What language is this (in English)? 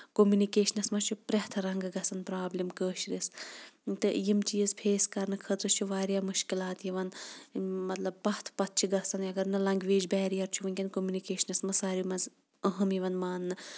Kashmiri